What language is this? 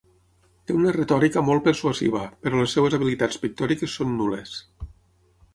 Catalan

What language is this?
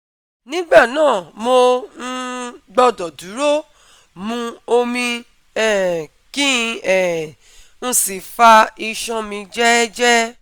Yoruba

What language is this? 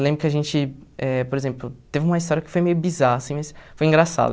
Portuguese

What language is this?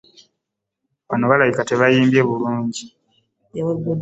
Ganda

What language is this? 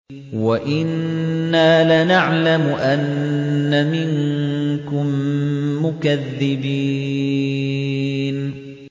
Arabic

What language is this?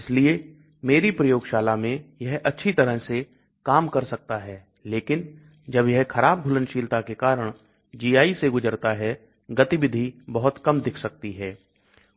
Hindi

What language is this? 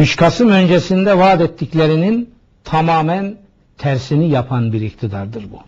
Turkish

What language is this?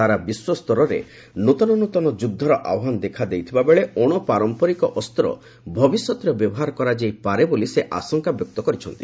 Odia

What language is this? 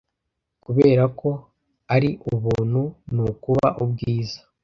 Kinyarwanda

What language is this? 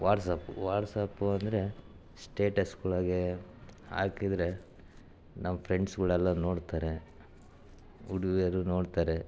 Kannada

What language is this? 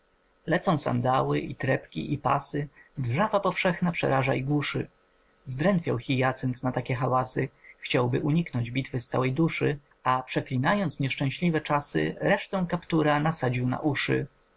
Polish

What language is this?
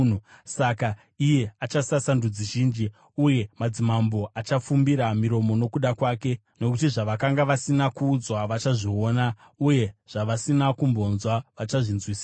Shona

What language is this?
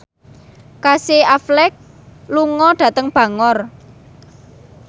Javanese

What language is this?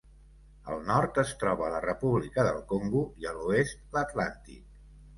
Catalan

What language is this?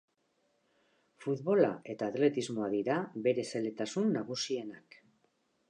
Basque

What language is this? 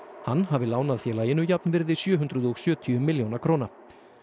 Icelandic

